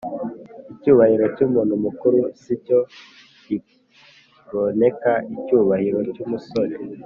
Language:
Kinyarwanda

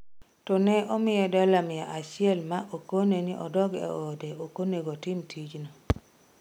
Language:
Luo (Kenya and Tanzania)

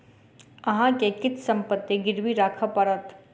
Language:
Maithili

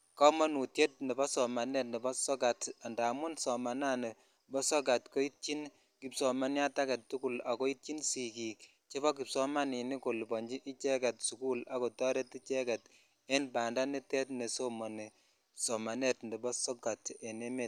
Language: Kalenjin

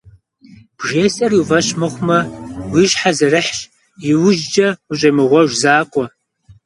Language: Kabardian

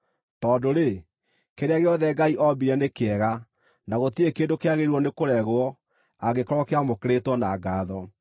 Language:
Kikuyu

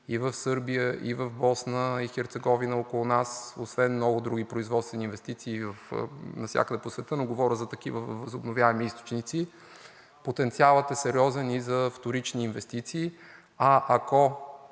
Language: Bulgarian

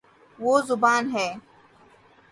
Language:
Urdu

